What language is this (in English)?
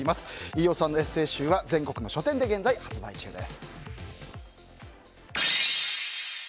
Japanese